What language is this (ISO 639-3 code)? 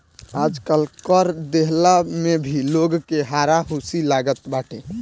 bho